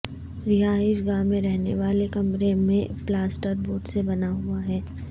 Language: Urdu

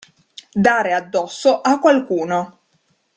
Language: Italian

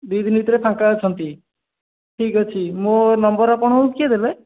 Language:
Odia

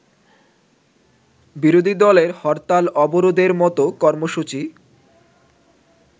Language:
Bangla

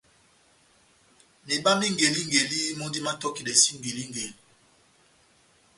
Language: Batanga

